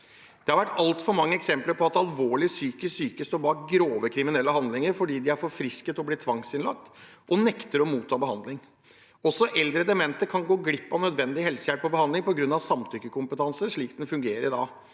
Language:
Norwegian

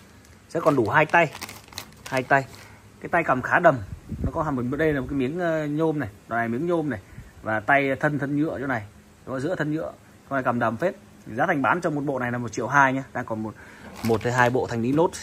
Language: Vietnamese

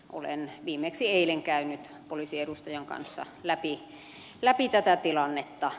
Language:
Finnish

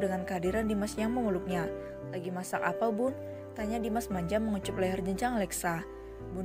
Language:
Indonesian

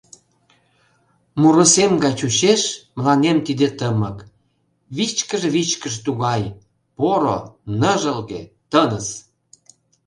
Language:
Mari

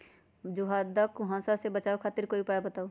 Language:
Magahi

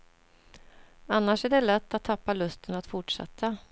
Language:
Swedish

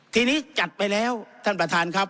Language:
Thai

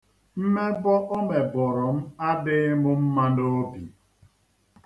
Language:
Igbo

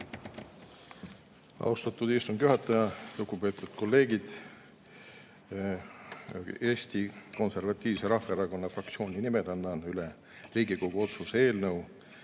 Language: Estonian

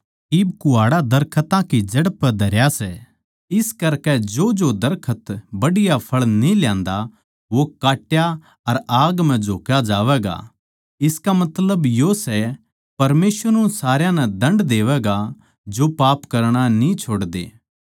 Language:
Haryanvi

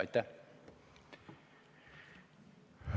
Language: Estonian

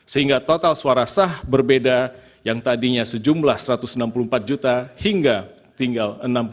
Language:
Indonesian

